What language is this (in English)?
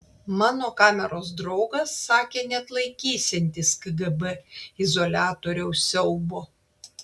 Lithuanian